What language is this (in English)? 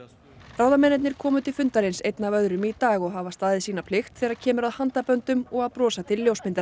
Icelandic